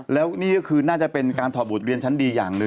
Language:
Thai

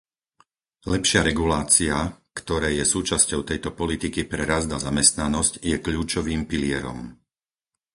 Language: Slovak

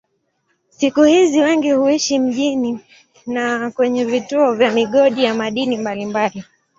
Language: Swahili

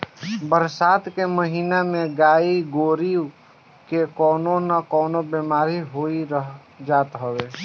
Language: Bhojpuri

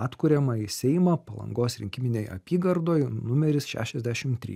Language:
Lithuanian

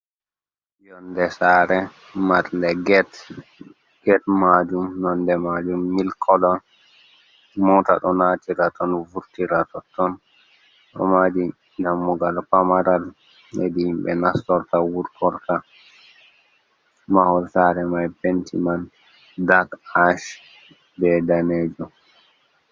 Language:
Fula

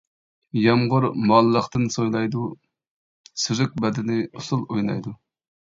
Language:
Uyghur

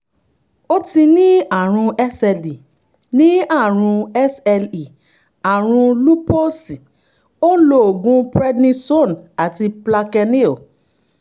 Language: Yoruba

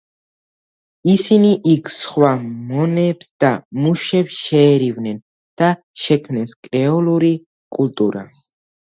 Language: Georgian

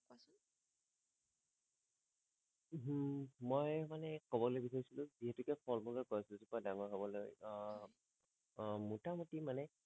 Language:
Assamese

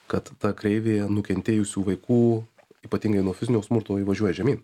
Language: Lithuanian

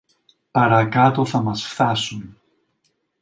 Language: Greek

